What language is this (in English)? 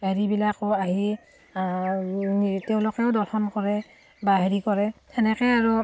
Assamese